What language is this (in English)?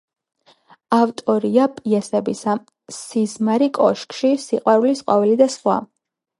Georgian